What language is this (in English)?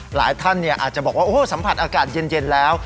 Thai